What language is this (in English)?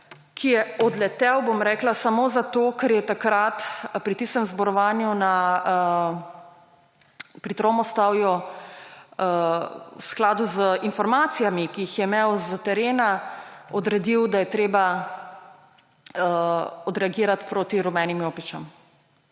Slovenian